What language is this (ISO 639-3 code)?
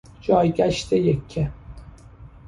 fas